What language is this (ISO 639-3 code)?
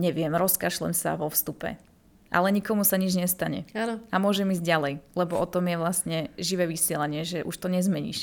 slk